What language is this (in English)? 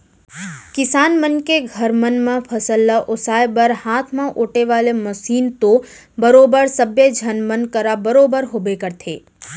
Chhattisgarhi